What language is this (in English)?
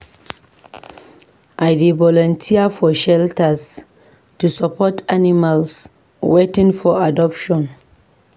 Nigerian Pidgin